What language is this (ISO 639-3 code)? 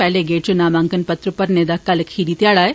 doi